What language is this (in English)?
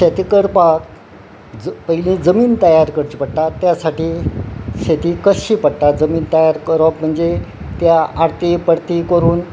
Konkani